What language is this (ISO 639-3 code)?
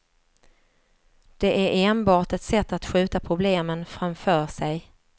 swe